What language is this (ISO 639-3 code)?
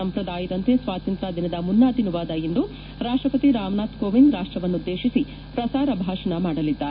kan